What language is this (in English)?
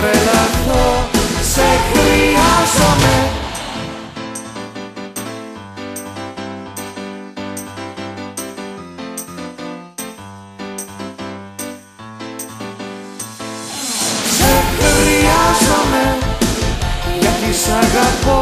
Greek